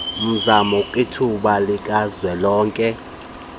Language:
Xhosa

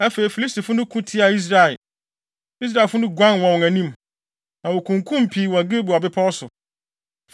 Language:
Akan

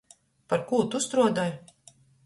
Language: Latgalian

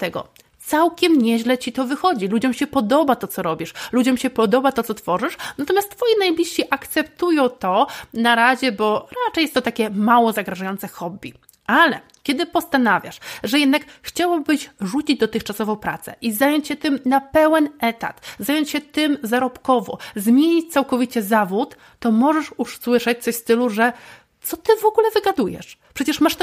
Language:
Polish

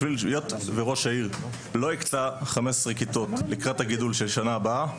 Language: Hebrew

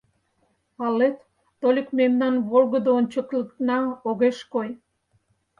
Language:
Mari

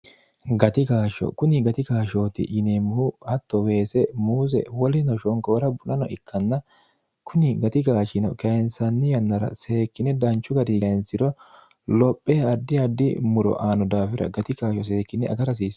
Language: Sidamo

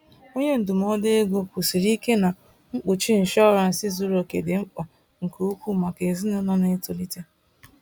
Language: Igbo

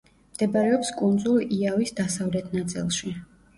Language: Georgian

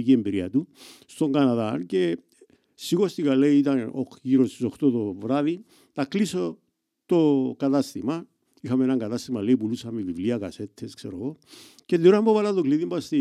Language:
Greek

